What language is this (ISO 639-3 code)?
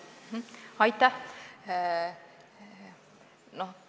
est